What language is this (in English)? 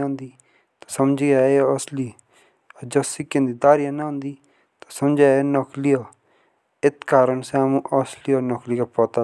Jaunsari